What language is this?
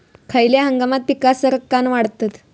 Marathi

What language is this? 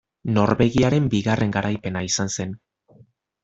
Basque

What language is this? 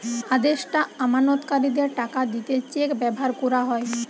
Bangla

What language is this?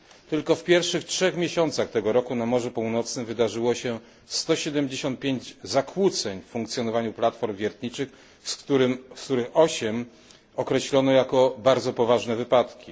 Polish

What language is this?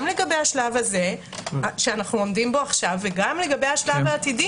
Hebrew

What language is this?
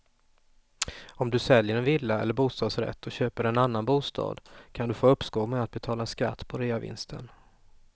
Swedish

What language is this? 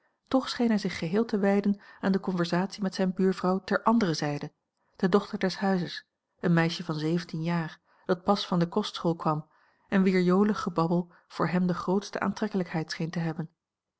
Dutch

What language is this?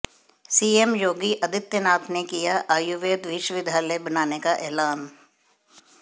Hindi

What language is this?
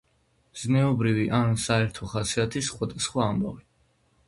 Georgian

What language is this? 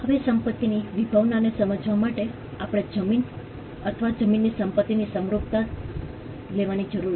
Gujarati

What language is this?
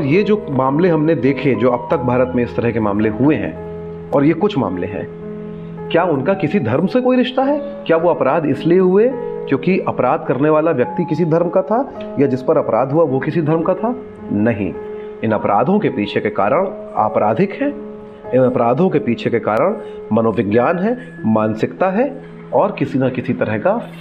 Hindi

